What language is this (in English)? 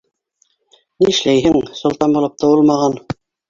Bashkir